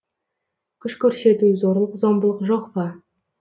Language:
Kazakh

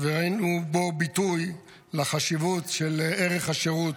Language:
Hebrew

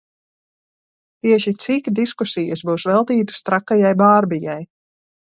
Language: Latvian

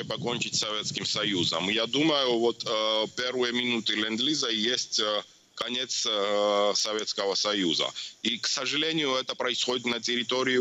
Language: Russian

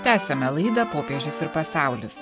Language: Lithuanian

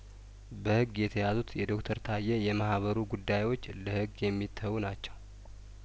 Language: Amharic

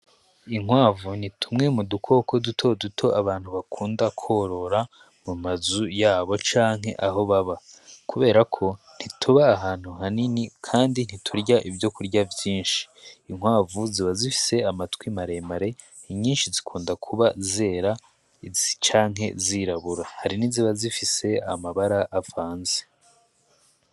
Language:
Rundi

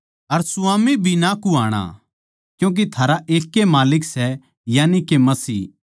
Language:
Haryanvi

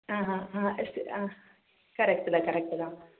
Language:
Tamil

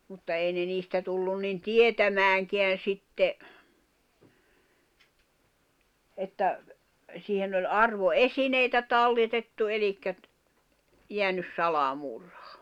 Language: Finnish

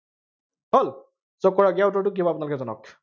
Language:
Assamese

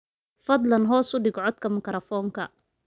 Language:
Somali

